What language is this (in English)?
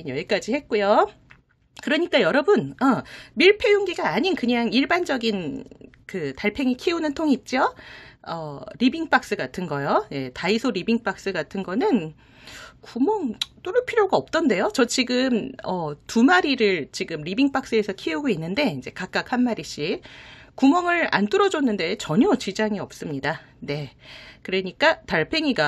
Korean